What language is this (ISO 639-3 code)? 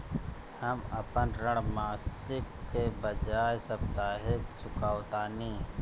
bho